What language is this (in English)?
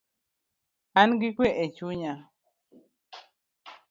Luo (Kenya and Tanzania)